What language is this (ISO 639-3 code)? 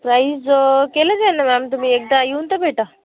mar